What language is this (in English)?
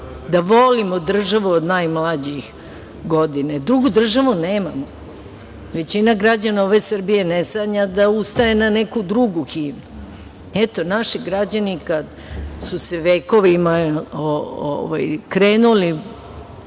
Serbian